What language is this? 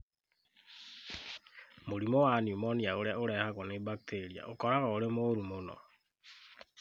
Kikuyu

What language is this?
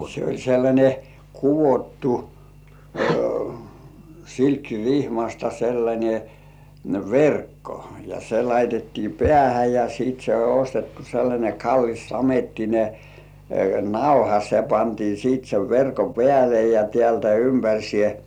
Finnish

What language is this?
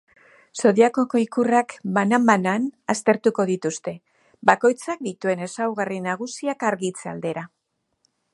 Basque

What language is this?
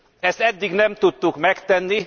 Hungarian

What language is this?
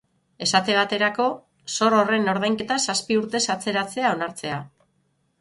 Basque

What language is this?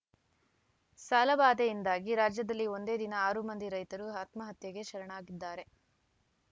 Kannada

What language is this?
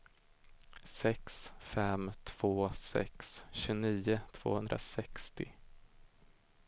Swedish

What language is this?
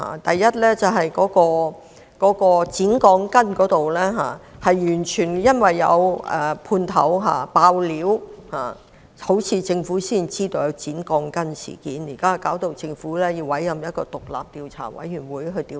Cantonese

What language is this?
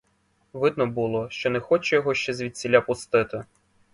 Ukrainian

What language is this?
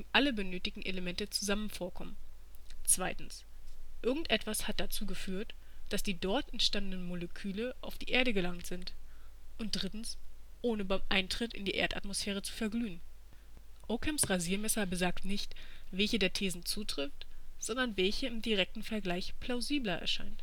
German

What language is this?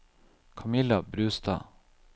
Norwegian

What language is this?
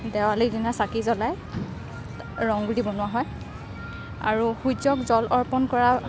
Assamese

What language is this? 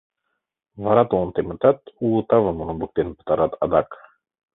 Mari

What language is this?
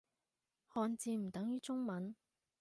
Cantonese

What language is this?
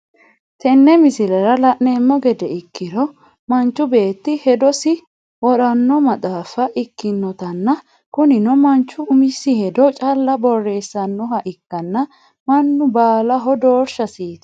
Sidamo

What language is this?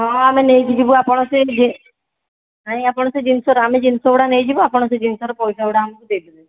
Odia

